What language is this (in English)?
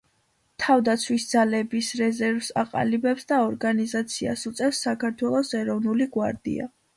Georgian